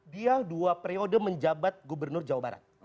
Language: Indonesian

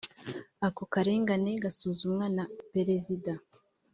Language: Kinyarwanda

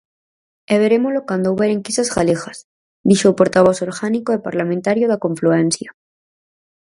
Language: Galician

